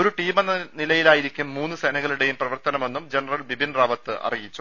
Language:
Malayalam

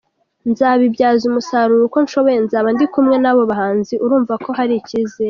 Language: Kinyarwanda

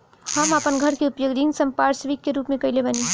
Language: Bhojpuri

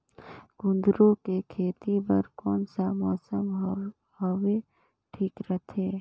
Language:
Chhattisgarhi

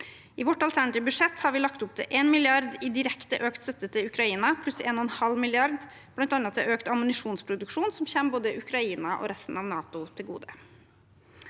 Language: Norwegian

